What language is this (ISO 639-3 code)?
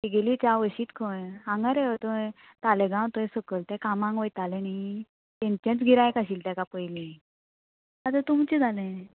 kok